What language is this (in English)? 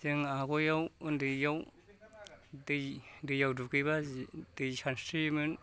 Bodo